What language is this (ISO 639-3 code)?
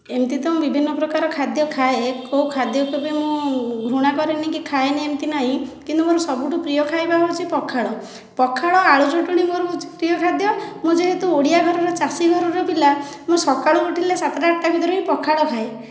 ori